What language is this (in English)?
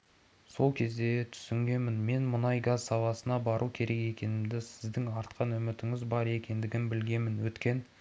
Kazakh